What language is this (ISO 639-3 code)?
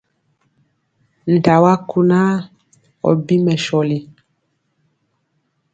mcx